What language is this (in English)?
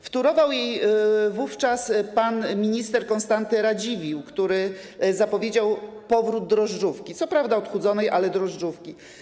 Polish